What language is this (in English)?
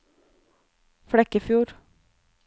Norwegian